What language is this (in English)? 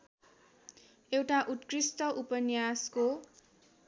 Nepali